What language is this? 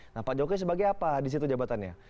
Indonesian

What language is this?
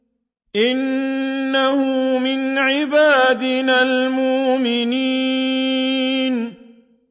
Arabic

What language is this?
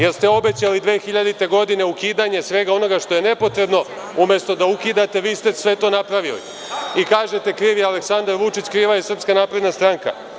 Serbian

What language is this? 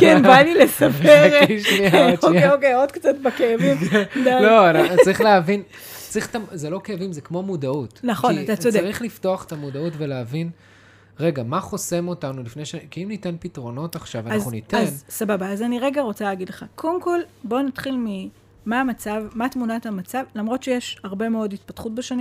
Hebrew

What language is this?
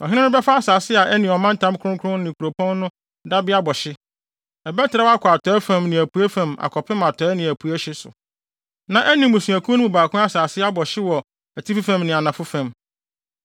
Akan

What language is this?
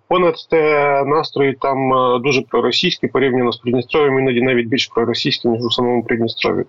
Ukrainian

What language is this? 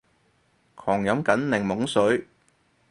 Cantonese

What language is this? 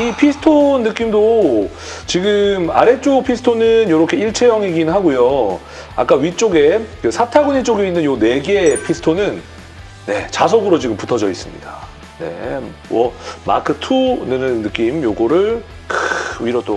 Korean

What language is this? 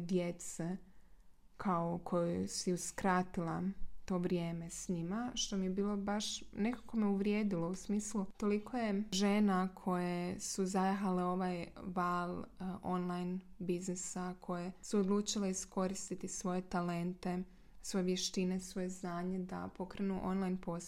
Croatian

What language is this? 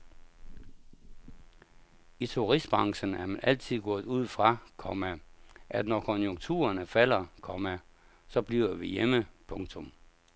Danish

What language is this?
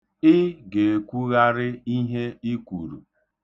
Igbo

